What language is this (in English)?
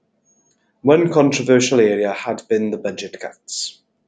English